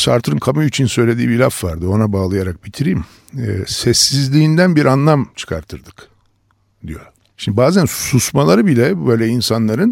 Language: Turkish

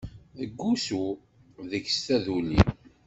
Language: Kabyle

